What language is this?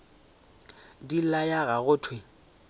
Northern Sotho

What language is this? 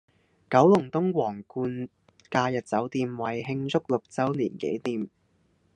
Cantonese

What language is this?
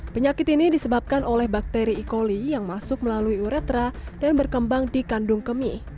Indonesian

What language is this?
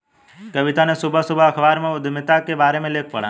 Hindi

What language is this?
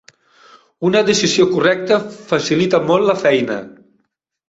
Catalan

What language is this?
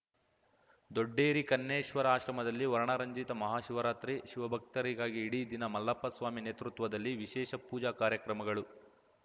Kannada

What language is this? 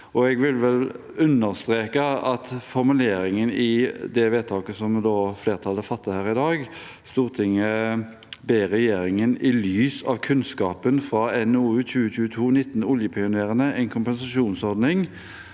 Norwegian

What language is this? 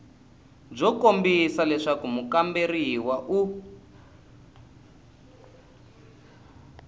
Tsonga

